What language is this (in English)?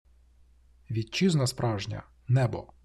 Ukrainian